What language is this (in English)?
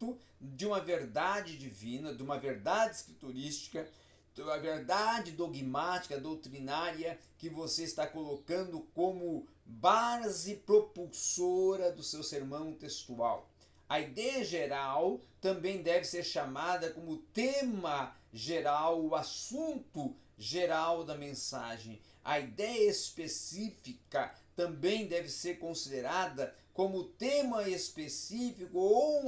Portuguese